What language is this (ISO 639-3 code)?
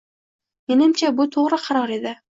uzb